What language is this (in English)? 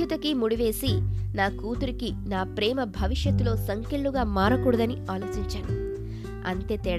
Telugu